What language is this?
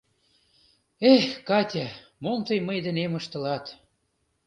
Mari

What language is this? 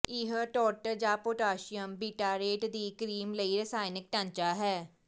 Punjabi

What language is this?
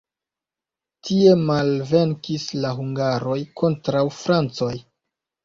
Esperanto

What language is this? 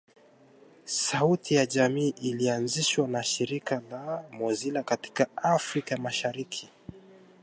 Swahili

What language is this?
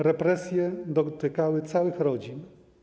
Polish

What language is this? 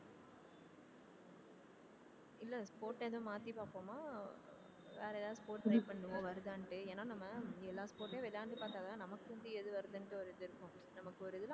Tamil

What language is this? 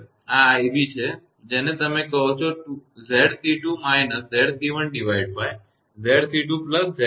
Gujarati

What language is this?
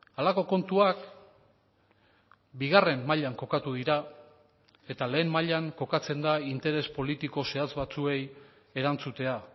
Basque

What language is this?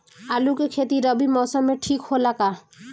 Bhojpuri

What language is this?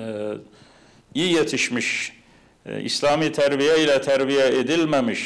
Turkish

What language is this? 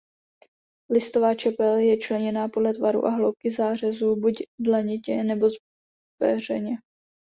Czech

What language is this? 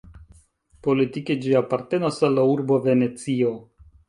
Esperanto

